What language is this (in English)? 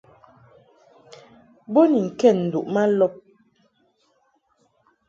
Mungaka